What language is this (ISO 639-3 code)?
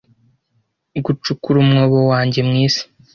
kin